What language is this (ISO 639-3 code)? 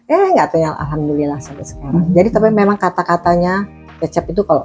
ind